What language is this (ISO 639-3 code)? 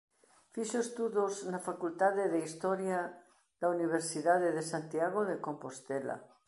glg